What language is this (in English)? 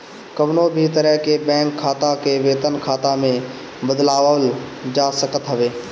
Bhojpuri